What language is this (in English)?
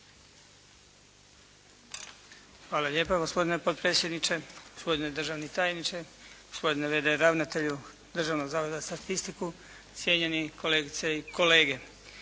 Croatian